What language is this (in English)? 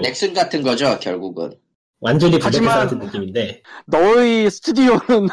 Korean